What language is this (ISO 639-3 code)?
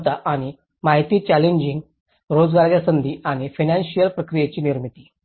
mar